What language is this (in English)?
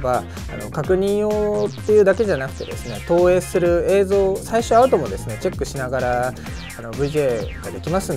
Japanese